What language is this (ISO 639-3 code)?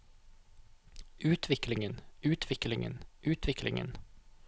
nor